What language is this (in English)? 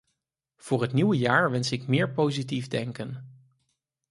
Dutch